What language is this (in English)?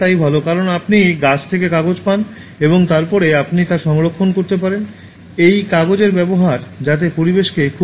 Bangla